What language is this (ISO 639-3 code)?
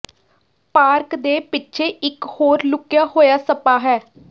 pan